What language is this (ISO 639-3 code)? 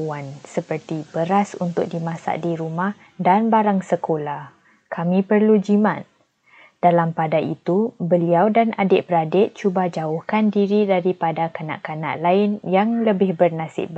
msa